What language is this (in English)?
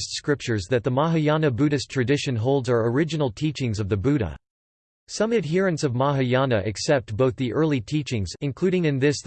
English